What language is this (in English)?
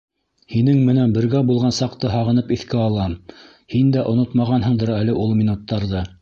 Bashkir